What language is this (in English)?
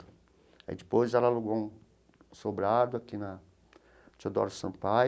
Portuguese